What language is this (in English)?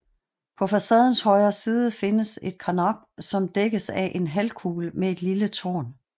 Danish